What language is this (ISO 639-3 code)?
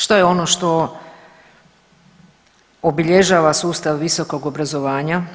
hrv